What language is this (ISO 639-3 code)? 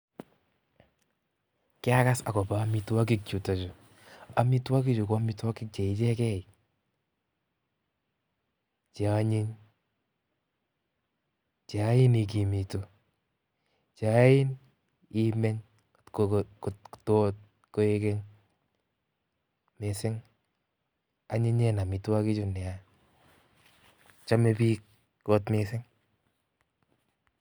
kln